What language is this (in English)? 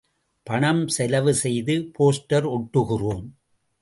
Tamil